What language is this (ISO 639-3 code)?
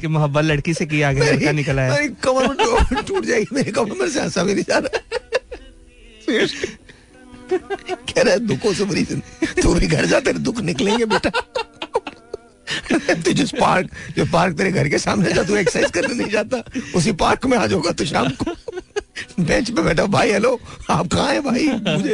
hin